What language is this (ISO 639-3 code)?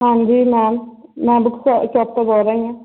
pan